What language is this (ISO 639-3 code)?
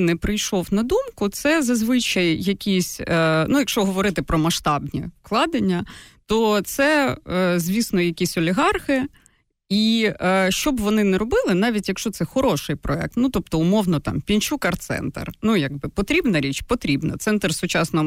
ukr